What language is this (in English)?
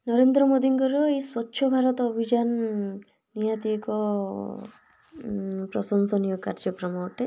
Odia